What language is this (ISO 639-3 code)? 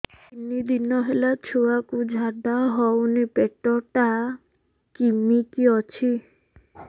ori